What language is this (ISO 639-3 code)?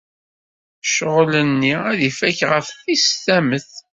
kab